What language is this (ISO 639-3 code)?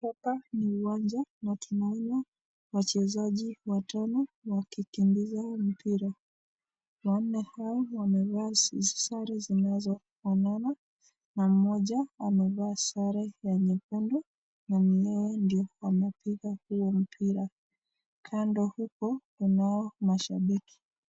swa